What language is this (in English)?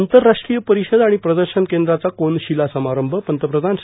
Marathi